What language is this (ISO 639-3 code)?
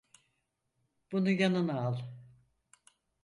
tur